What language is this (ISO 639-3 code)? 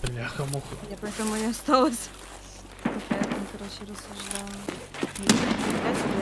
rus